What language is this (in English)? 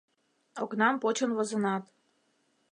Mari